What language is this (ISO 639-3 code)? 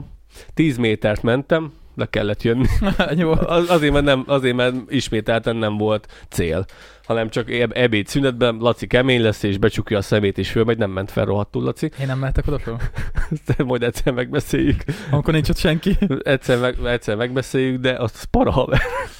hun